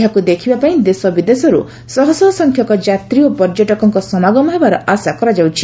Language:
Odia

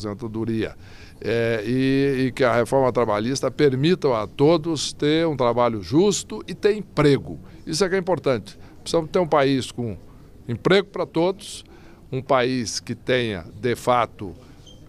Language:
Portuguese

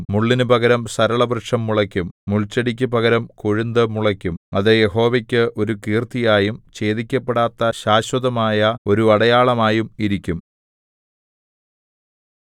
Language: Malayalam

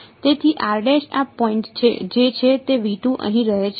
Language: Gujarati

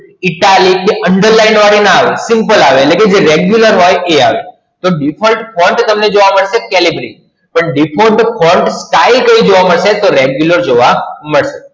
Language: Gujarati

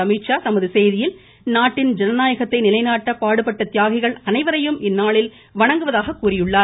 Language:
Tamil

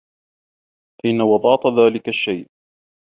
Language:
Arabic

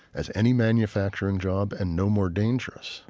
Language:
English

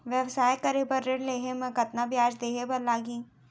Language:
Chhattisgarhi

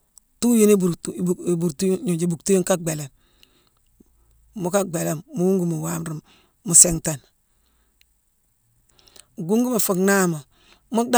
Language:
Mansoanka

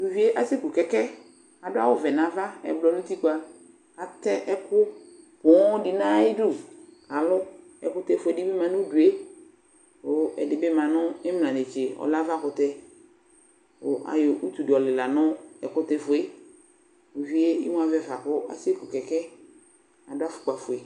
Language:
Ikposo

